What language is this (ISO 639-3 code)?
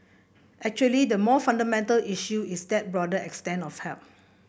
eng